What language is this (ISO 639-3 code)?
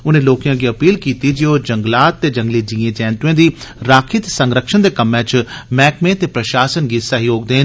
doi